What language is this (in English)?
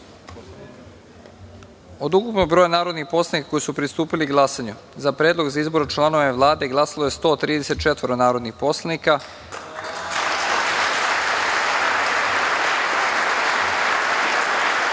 Serbian